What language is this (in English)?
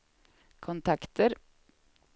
Swedish